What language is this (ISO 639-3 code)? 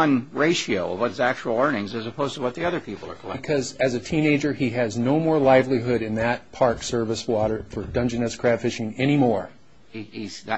eng